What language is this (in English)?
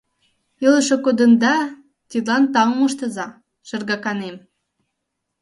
Mari